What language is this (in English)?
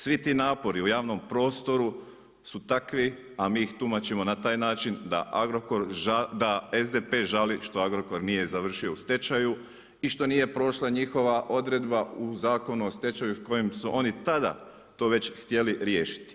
Croatian